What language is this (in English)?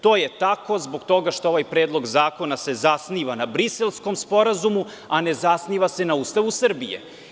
Serbian